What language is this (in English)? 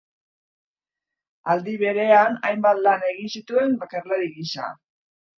Basque